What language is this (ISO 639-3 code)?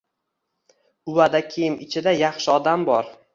uzb